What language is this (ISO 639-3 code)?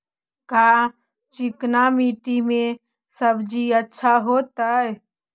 mag